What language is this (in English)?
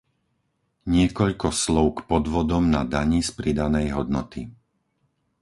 Slovak